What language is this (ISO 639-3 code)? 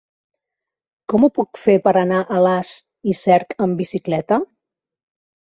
cat